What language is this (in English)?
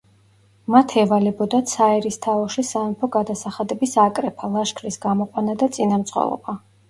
Georgian